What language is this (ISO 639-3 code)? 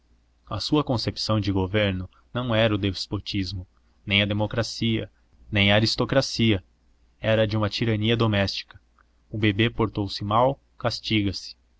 por